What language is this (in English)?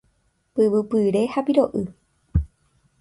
Guarani